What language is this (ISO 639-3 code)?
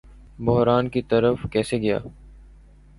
urd